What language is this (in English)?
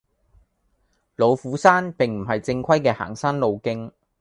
Cantonese